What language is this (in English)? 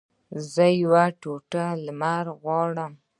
Pashto